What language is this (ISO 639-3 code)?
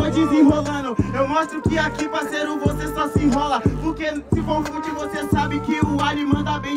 por